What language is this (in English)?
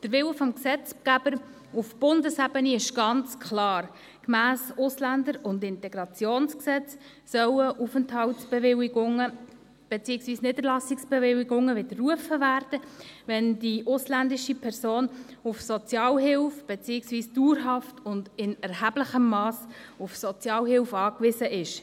Swiss German